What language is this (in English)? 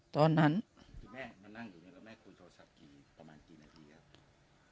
Thai